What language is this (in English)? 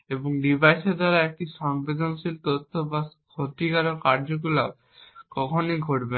Bangla